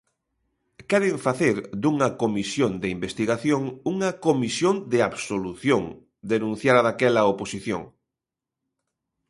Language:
Galician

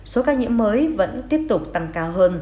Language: Vietnamese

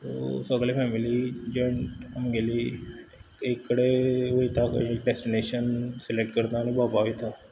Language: Konkani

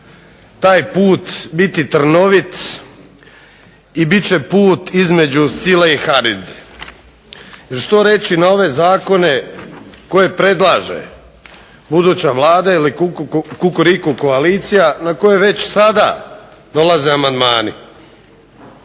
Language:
Croatian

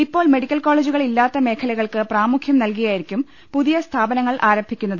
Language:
Malayalam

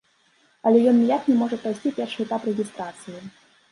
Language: Belarusian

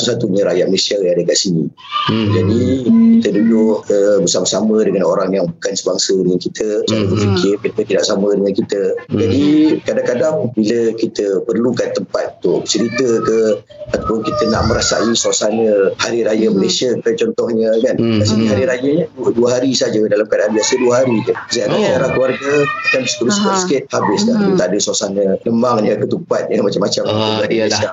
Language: Malay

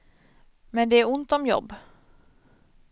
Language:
Swedish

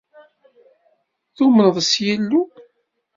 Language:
Kabyle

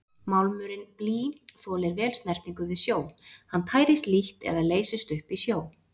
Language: Icelandic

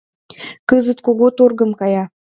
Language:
Mari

